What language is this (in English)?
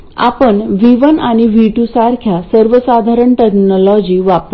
Marathi